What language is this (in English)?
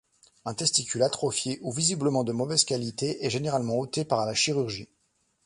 French